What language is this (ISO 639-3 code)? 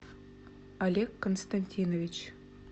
rus